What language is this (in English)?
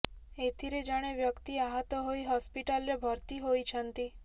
Odia